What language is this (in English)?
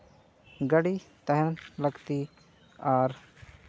Santali